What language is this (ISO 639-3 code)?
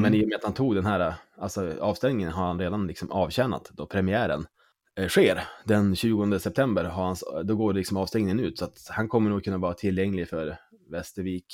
swe